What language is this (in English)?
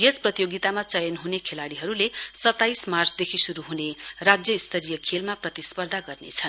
Nepali